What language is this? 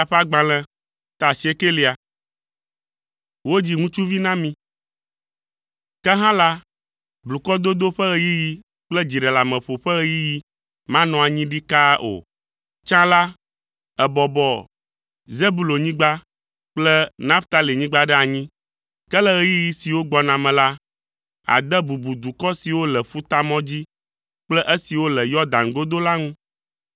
Ewe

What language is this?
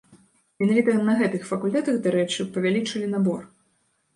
Belarusian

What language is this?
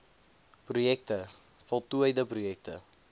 Afrikaans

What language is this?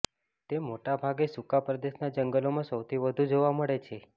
Gujarati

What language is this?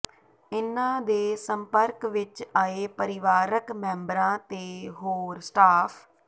Punjabi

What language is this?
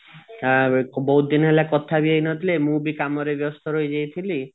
Odia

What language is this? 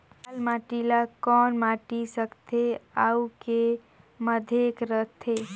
Chhattisgarhi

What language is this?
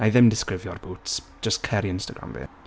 Welsh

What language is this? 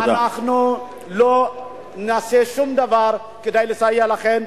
Hebrew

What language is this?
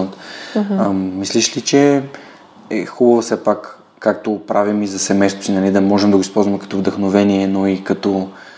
Bulgarian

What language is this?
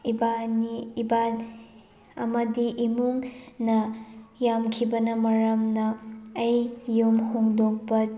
Manipuri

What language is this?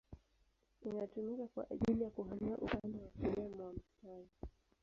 Swahili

